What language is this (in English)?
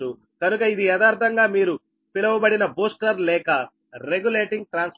Telugu